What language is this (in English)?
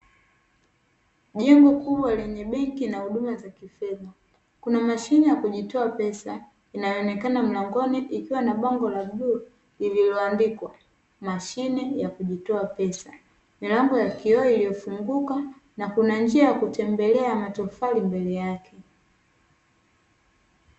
Swahili